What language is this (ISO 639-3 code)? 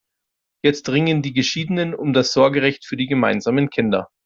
deu